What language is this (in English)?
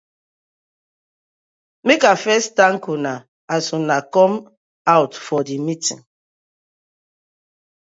Nigerian Pidgin